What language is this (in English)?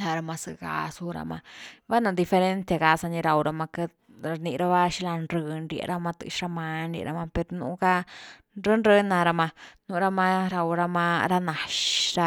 Güilá Zapotec